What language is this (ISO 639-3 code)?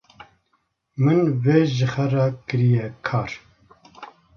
kur